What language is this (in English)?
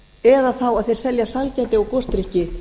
Icelandic